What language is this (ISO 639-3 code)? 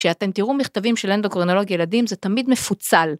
heb